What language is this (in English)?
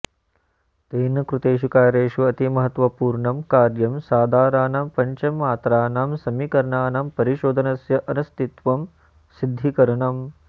Sanskrit